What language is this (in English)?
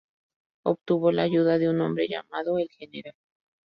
Spanish